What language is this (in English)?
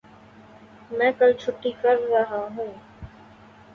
Urdu